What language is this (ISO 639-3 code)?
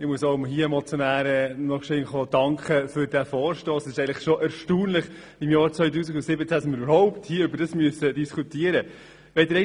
gsw